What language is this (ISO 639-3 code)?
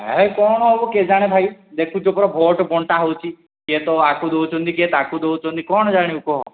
ori